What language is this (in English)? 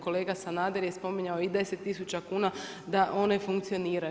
Croatian